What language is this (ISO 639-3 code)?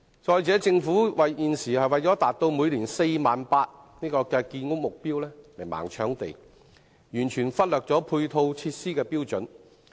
yue